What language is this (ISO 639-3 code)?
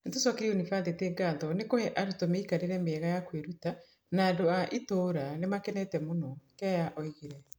kik